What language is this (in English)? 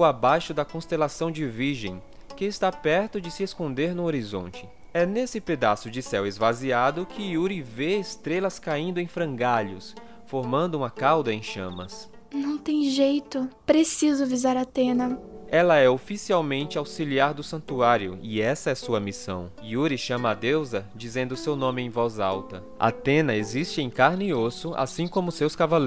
Portuguese